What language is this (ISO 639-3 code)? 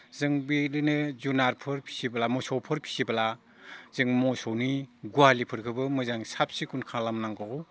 brx